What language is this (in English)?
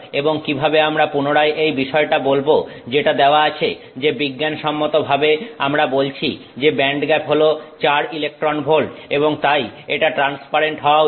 Bangla